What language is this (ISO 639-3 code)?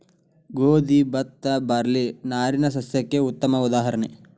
kan